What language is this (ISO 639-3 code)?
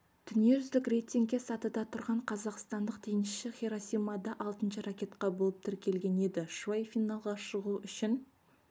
kaz